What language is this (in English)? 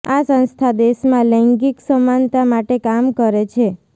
Gujarati